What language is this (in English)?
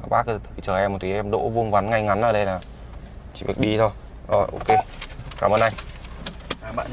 Vietnamese